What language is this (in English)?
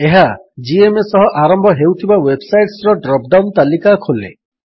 Odia